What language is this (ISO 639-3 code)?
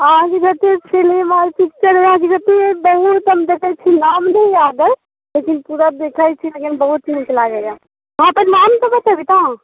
mai